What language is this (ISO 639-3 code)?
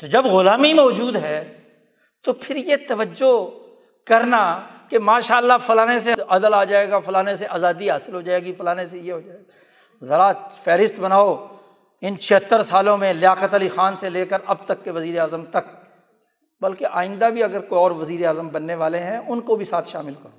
urd